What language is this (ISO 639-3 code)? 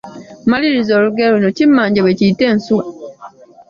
lug